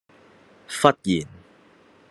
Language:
Cantonese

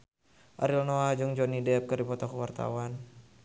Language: Sundanese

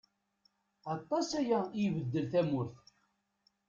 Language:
Kabyle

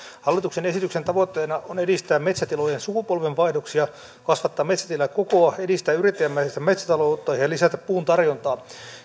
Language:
Finnish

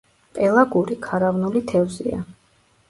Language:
Georgian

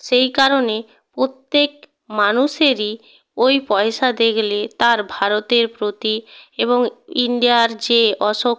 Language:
Bangla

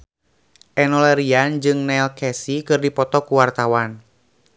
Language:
Sundanese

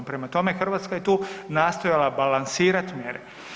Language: Croatian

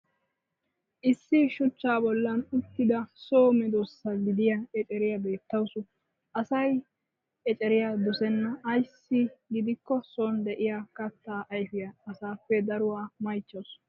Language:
Wolaytta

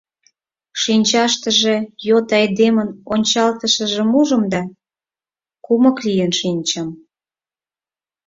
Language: Mari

